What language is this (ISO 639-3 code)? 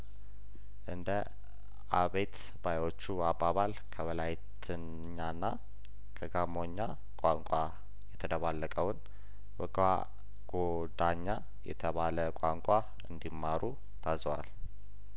amh